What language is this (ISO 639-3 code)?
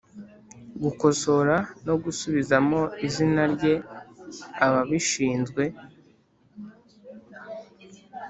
kin